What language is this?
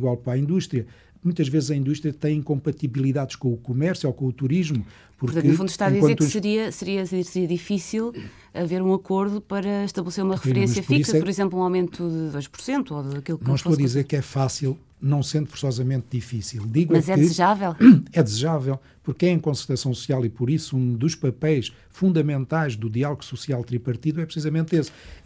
Portuguese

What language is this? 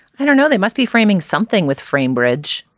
English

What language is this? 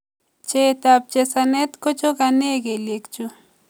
Kalenjin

